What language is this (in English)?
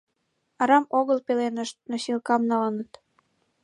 Mari